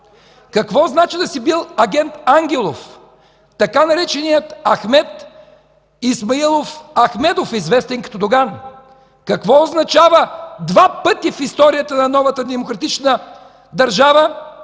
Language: Bulgarian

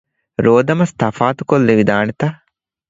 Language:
Divehi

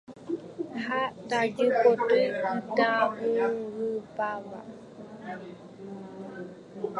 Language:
Guarani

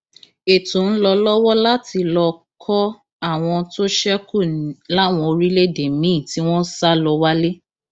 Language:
Yoruba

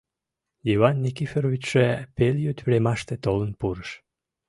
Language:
Mari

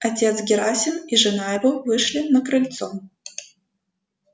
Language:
Russian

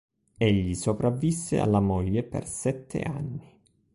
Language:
Italian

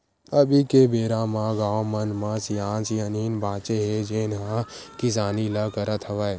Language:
Chhattisgarhi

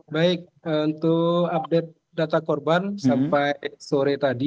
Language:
Indonesian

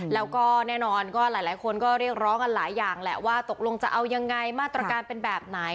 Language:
Thai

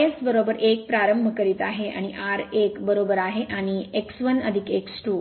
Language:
Marathi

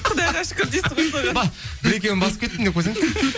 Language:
Kazakh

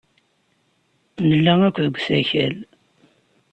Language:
Kabyle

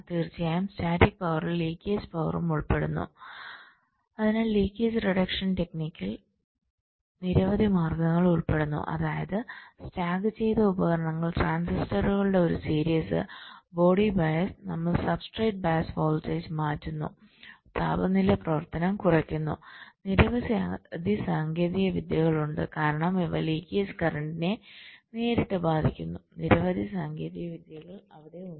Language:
Malayalam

